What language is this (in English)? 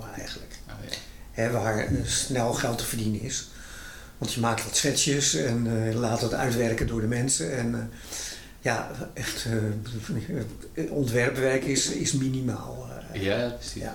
Dutch